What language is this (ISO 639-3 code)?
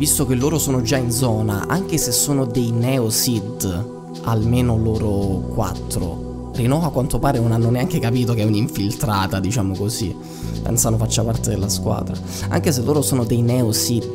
ita